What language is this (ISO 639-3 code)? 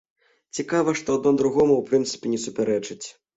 bel